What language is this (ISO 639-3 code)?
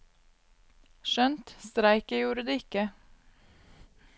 nor